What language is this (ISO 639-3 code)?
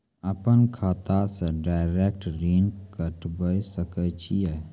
mai